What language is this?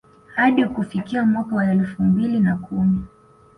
Swahili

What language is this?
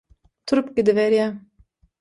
Turkmen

